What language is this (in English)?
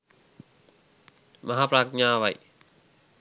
Sinhala